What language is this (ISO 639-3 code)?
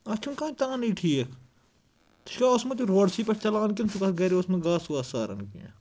kas